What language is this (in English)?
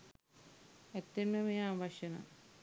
Sinhala